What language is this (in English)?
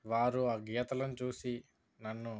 Telugu